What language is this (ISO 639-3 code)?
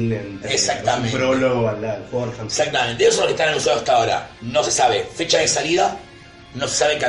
spa